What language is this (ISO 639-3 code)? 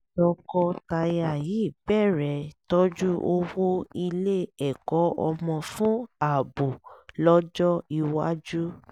yor